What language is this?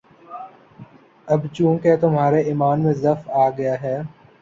Urdu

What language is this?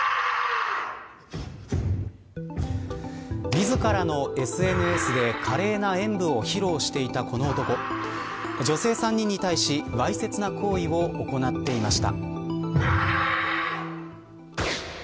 Japanese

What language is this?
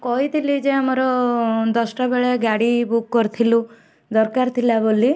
Odia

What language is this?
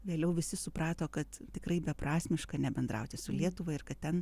Lithuanian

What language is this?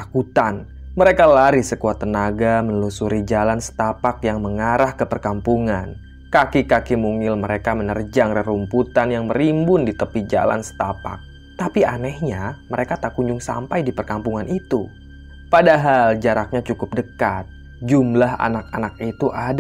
Indonesian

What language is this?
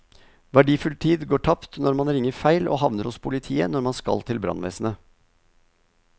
Norwegian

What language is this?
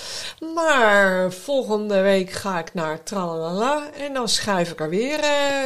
Dutch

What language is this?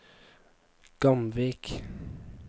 Norwegian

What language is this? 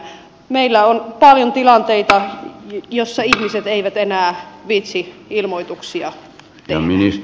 Finnish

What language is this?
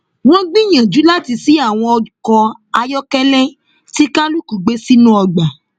Yoruba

